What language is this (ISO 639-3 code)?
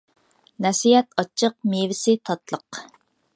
uig